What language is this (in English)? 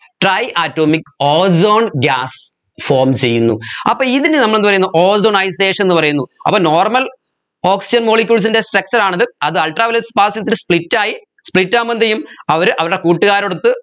Malayalam